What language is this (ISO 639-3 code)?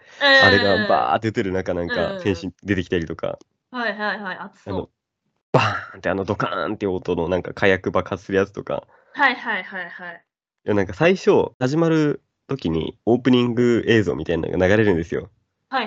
jpn